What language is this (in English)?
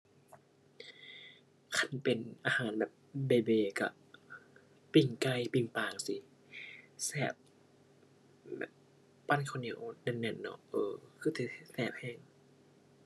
Thai